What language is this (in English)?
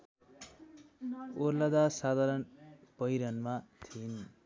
Nepali